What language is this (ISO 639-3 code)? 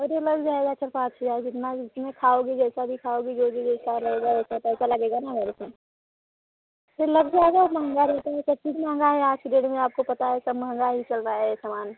hin